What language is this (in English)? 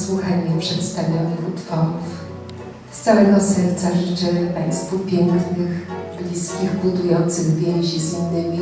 Polish